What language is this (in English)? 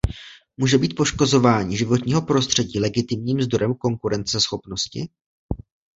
Czech